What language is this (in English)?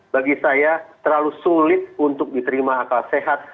Indonesian